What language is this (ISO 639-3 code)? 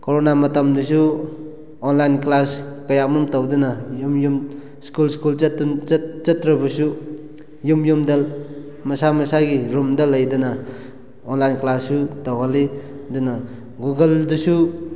mni